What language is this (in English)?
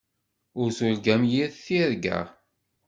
Kabyle